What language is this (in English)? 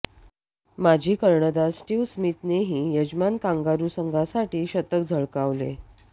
Marathi